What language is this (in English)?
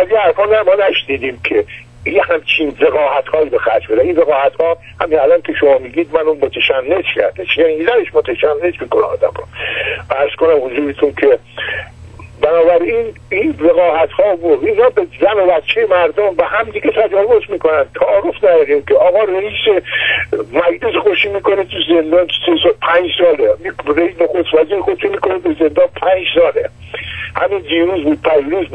Persian